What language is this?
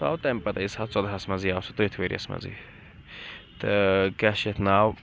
Kashmiri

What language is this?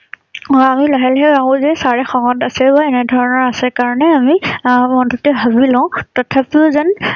Assamese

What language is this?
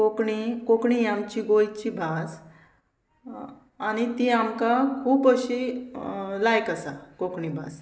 Konkani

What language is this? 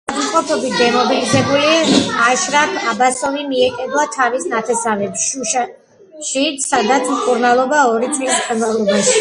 Georgian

